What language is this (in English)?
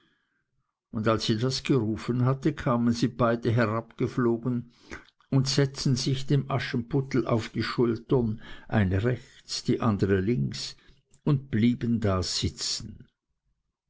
German